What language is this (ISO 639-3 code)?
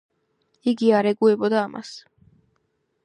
kat